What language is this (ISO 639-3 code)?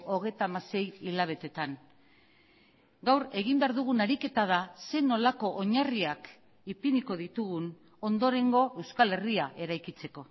eus